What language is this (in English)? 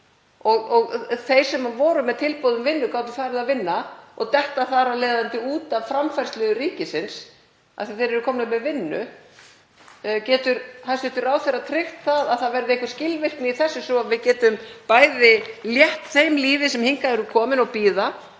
Icelandic